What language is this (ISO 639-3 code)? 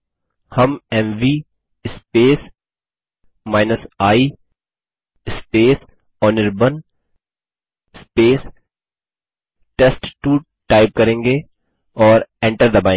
hin